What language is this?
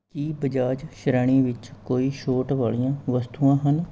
Punjabi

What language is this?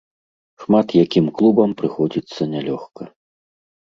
Belarusian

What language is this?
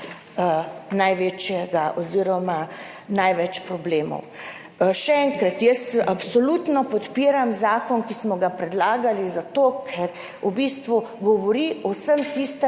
Slovenian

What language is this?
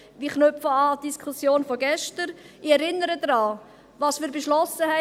Swiss German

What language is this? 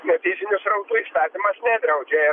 Lithuanian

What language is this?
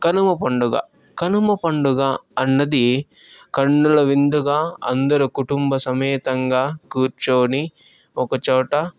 Telugu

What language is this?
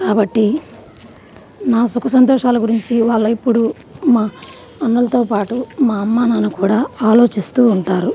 Telugu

